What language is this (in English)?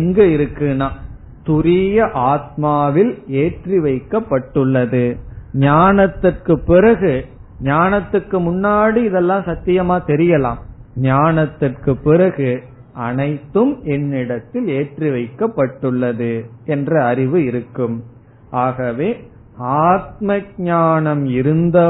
Tamil